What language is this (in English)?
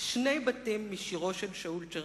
Hebrew